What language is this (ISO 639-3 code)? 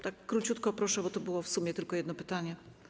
pol